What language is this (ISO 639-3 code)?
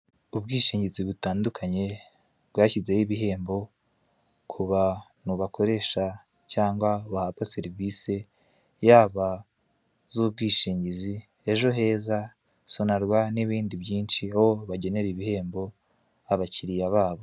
kin